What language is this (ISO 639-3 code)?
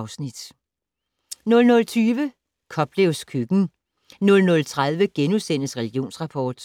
dan